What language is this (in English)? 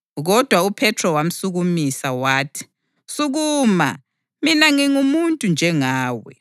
North Ndebele